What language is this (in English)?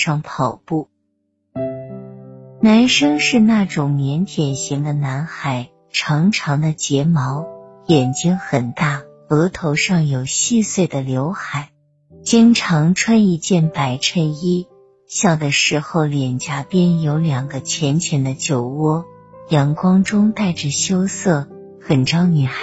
Chinese